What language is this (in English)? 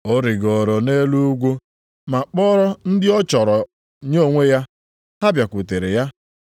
Igbo